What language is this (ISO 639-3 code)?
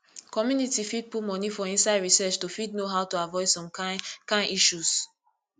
pcm